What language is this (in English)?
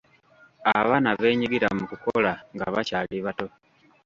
Ganda